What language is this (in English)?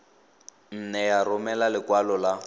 Tswana